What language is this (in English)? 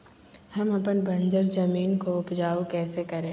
Magahi